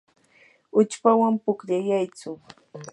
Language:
Yanahuanca Pasco Quechua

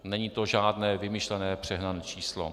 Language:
Czech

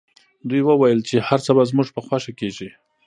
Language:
Pashto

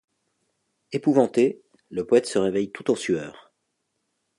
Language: French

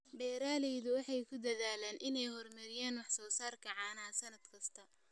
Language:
Somali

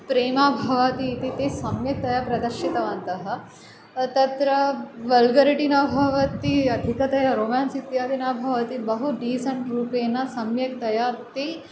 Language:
Sanskrit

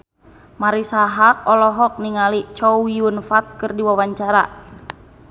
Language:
Sundanese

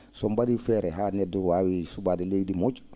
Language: Fula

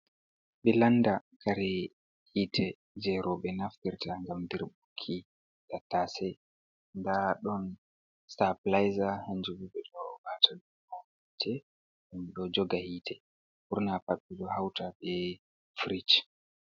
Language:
Fula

